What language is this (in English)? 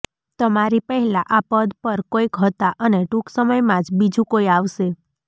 Gujarati